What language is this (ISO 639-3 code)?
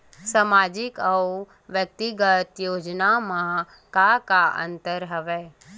hne